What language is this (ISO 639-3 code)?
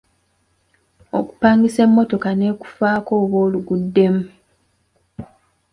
lug